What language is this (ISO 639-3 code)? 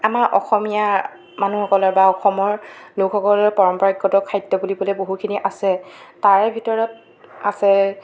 asm